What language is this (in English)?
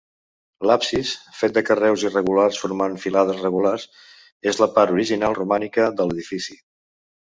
Catalan